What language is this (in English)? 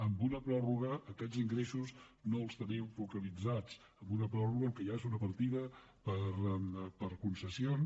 Catalan